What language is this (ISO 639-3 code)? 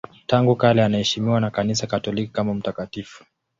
swa